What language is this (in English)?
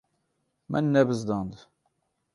Kurdish